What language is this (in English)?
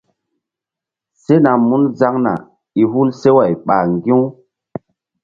Mbum